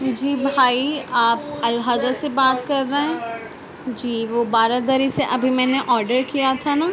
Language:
Urdu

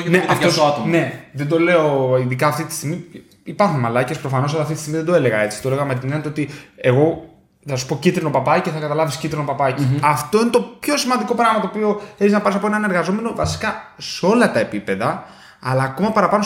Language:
Greek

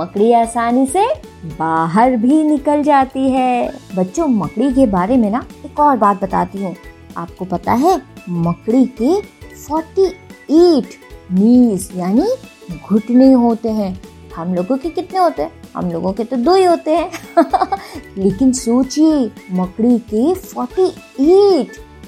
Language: Hindi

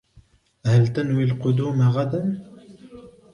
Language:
Arabic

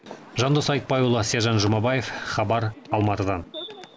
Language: Kazakh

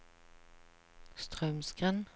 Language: Norwegian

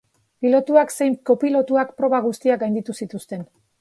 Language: Basque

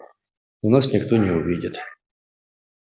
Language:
Russian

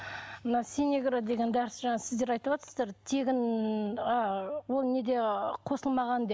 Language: Kazakh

